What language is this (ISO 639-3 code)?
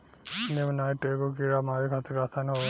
bho